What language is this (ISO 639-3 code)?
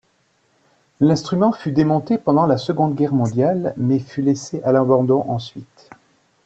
fra